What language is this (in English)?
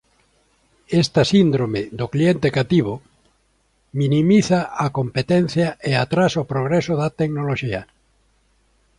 Galician